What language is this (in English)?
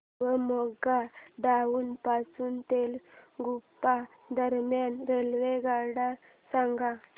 Marathi